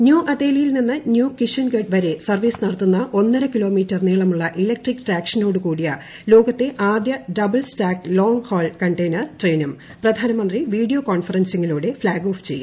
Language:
Malayalam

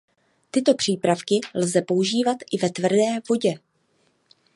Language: Czech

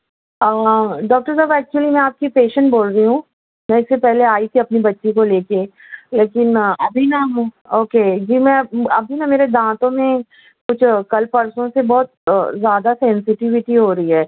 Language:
Urdu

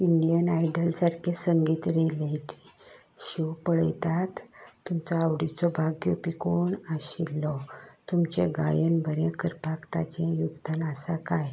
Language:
Konkani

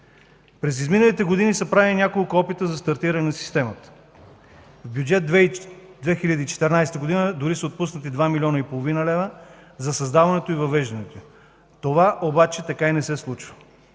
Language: Bulgarian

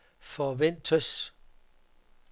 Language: Danish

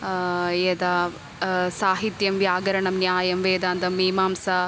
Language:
Sanskrit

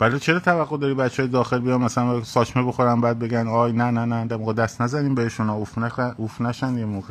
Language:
Persian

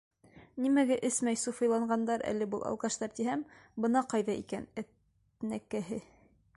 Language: Bashkir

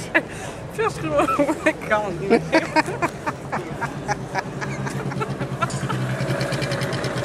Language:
Dutch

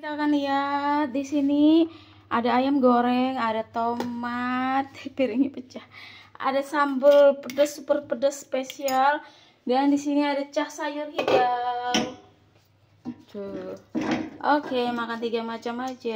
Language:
Indonesian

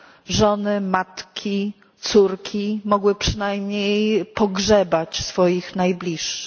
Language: Polish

